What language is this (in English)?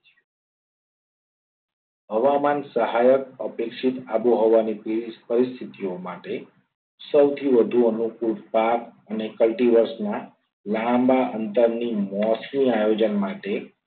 Gujarati